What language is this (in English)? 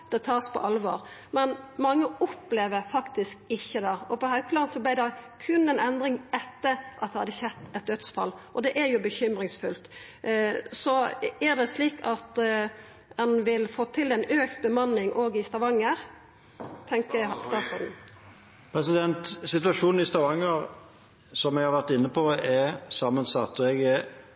Norwegian